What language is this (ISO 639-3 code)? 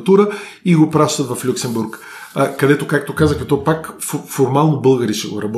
bul